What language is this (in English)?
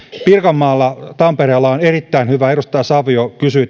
Finnish